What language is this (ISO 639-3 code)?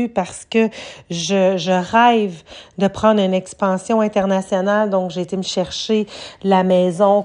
fra